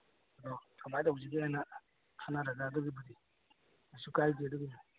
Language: Manipuri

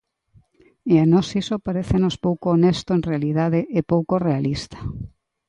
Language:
Galician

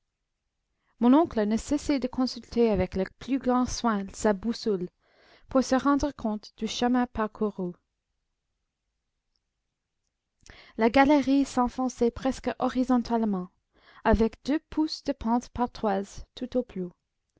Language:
French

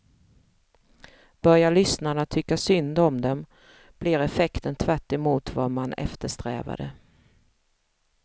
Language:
Swedish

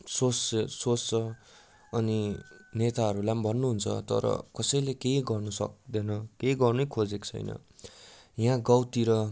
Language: Nepali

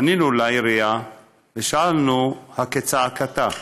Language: Hebrew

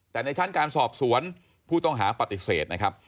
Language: Thai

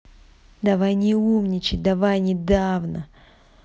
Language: Russian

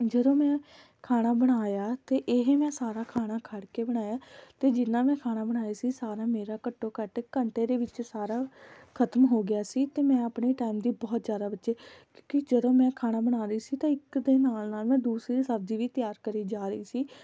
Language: Punjabi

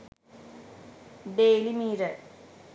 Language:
Sinhala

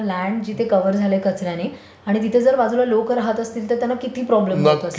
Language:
Marathi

